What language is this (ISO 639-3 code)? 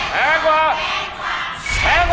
tha